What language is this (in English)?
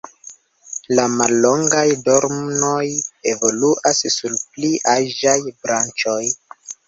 Esperanto